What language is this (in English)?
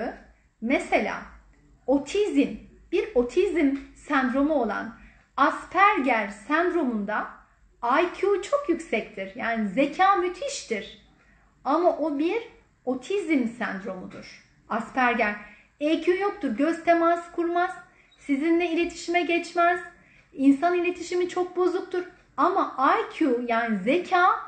Turkish